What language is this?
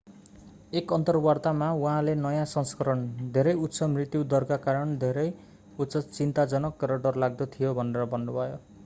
Nepali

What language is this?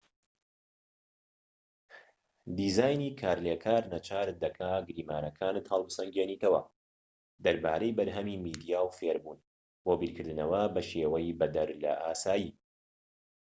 Central Kurdish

